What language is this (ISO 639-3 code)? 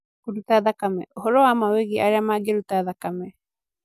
kik